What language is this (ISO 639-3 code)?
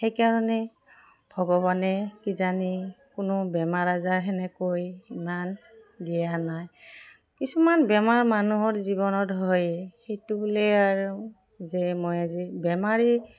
asm